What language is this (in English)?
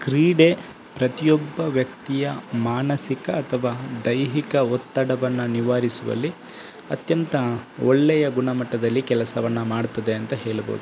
Kannada